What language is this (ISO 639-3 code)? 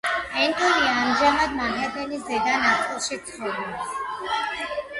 kat